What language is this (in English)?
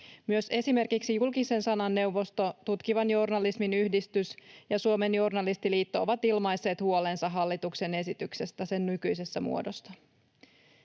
Finnish